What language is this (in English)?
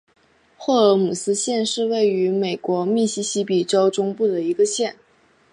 Chinese